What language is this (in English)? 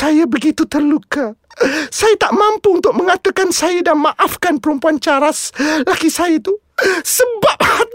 Malay